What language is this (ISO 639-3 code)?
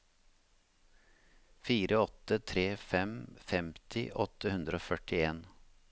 nor